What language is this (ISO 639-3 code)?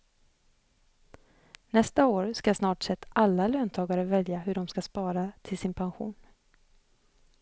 swe